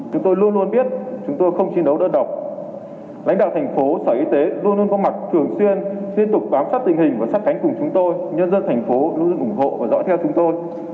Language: Vietnamese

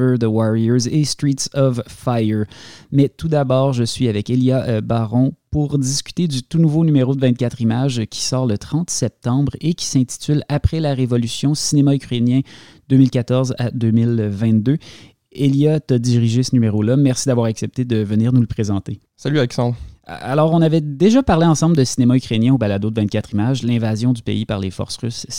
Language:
French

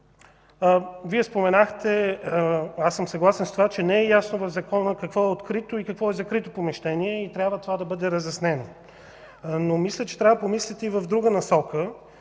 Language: Bulgarian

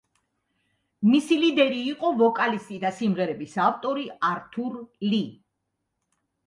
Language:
Georgian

